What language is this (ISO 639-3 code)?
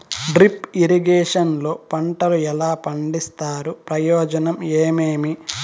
tel